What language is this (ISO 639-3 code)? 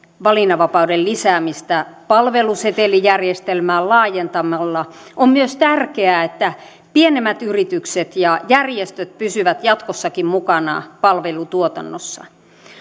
fin